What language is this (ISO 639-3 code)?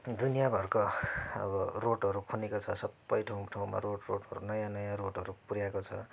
nep